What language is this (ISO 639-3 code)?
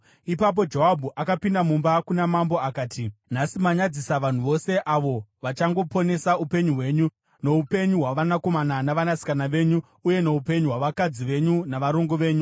sna